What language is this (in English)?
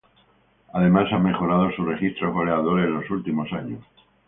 Spanish